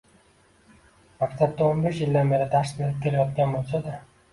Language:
Uzbek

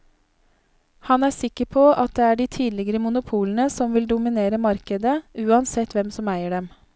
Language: Norwegian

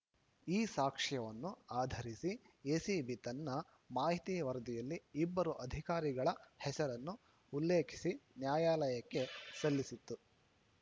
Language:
Kannada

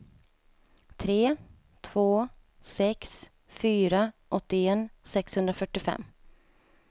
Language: Swedish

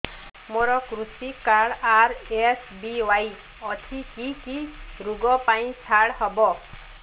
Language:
Odia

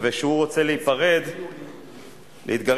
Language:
Hebrew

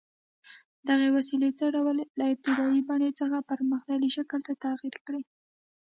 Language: Pashto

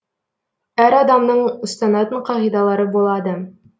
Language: Kazakh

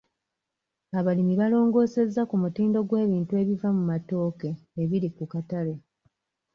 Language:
Ganda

